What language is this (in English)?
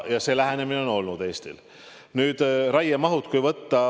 Estonian